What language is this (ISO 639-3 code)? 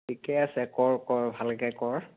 asm